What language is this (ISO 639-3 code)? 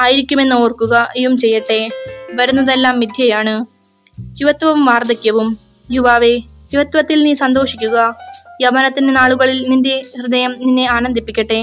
mal